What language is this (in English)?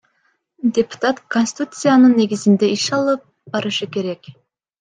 Kyrgyz